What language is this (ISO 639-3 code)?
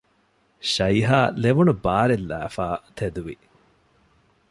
div